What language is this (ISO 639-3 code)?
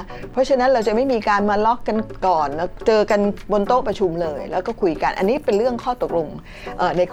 tha